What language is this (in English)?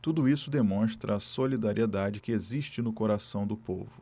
Portuguese